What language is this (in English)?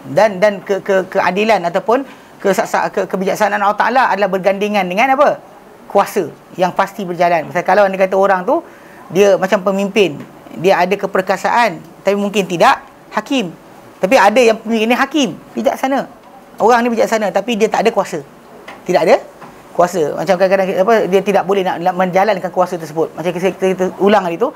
Malay